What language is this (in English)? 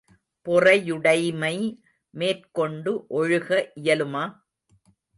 Tamil